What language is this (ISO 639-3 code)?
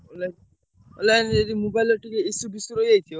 ori